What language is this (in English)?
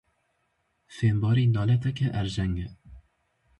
Kurdish